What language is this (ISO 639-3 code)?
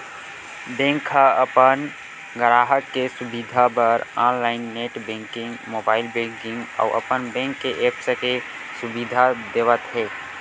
hne